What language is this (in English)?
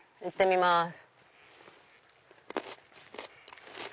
Japanese